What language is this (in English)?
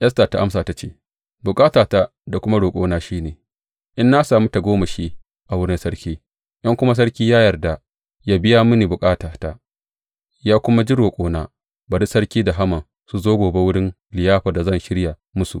Hausa